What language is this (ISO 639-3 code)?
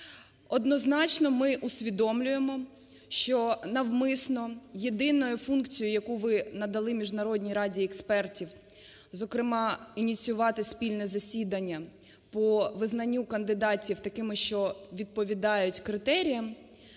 ukr